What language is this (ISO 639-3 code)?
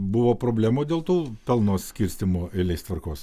lit